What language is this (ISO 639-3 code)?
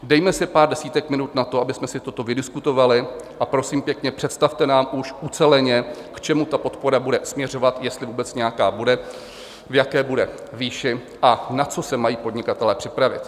ces